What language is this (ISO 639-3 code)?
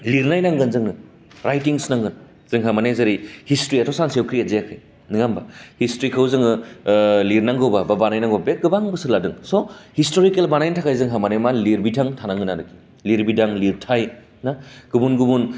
brx